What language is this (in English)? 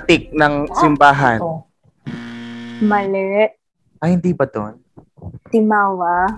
Filipino